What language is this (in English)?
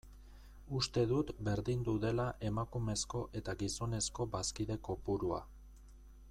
Basque